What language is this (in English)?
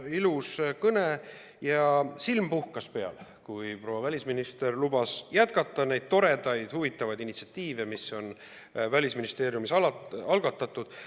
Estonian